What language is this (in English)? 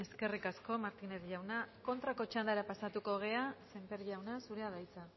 Basque